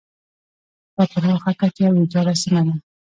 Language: Pashto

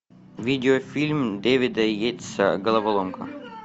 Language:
Russian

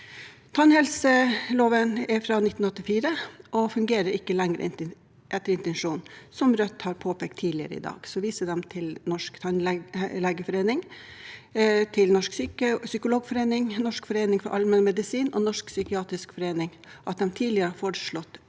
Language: Norwegian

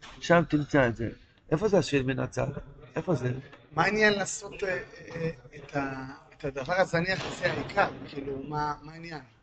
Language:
Hebrew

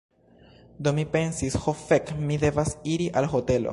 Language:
Esperanto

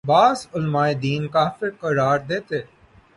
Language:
Urdu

